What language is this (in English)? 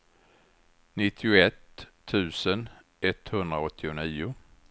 Swedish